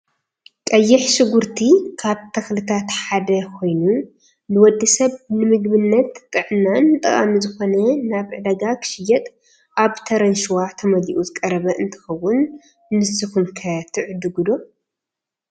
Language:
Tigrinya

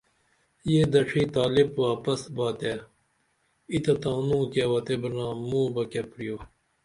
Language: Dameli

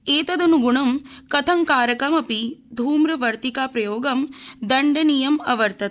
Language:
Sanskrit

